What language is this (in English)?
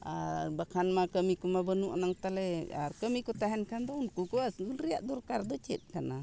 Santali